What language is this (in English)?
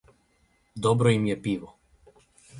Serbian